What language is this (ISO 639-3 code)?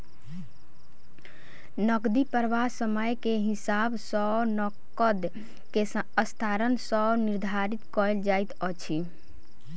mai